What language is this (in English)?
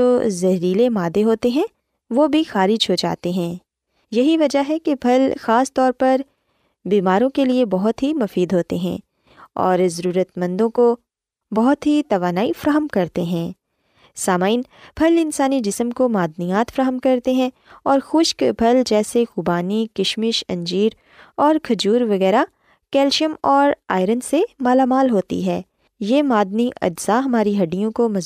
Urdu